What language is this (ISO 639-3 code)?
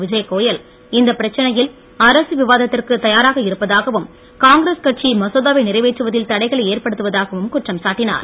tam